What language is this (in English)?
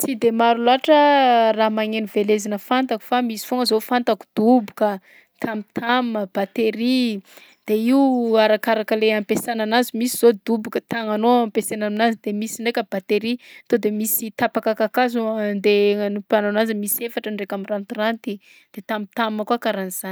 Southern Betsimisaraka Malagasy